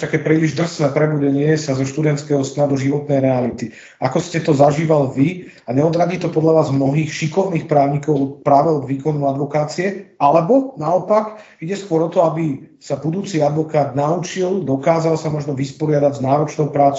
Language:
Slovak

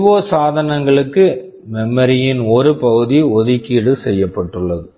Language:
Tamil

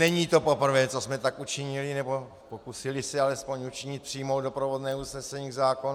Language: Czech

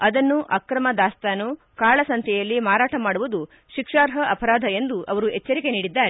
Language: Kannada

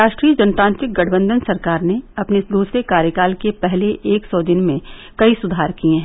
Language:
Hindi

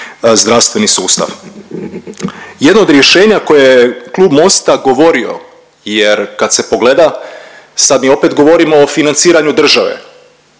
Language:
Croatian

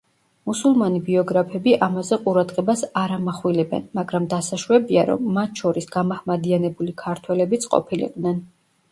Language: Georgian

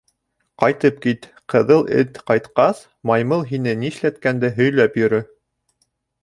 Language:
Bashkir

